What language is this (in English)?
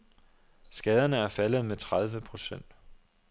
Danish